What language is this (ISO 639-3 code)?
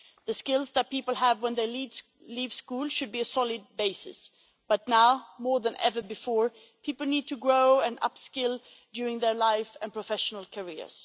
eng